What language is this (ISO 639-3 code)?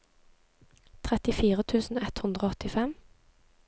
nor